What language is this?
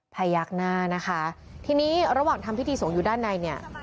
Thai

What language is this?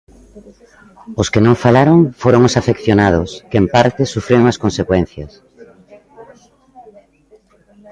Galician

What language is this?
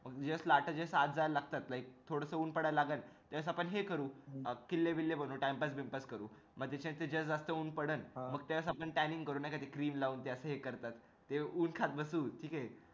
Marathi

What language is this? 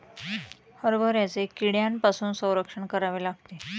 Marathi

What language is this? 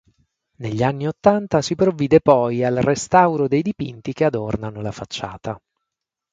Italian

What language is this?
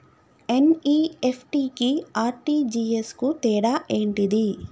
Telugu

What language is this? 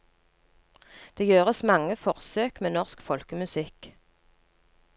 Norwegian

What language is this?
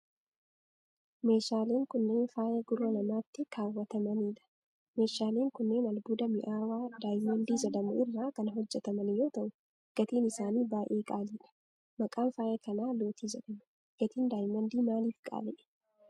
Oromo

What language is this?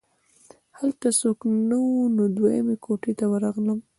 Pashto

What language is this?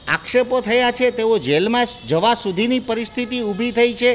Gujarati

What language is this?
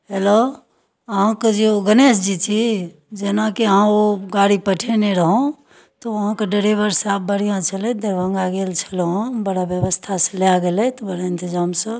Maithili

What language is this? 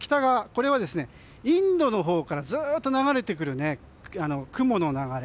Japanese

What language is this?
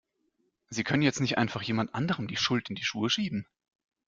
German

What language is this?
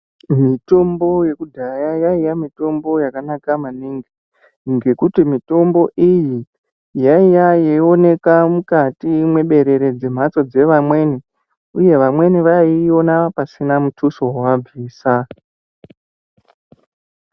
Ndau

